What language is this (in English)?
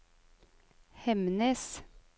Norwegian